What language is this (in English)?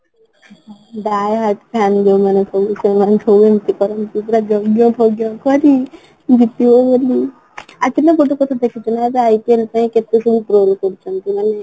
Odia